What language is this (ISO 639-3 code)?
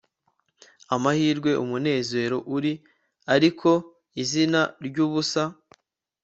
kin